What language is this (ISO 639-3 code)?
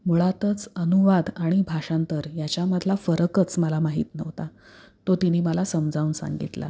mar